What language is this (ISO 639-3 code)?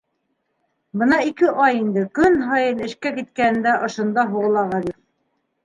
bak